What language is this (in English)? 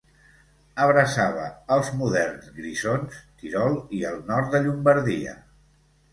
Catalan